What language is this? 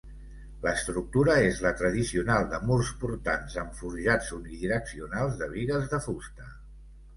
Catalan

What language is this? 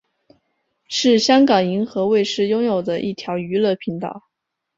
Chinese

